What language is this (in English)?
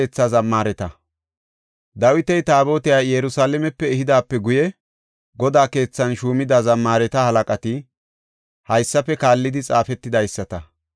Gofa